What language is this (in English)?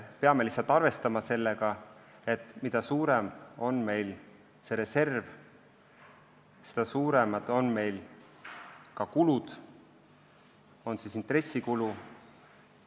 Estonian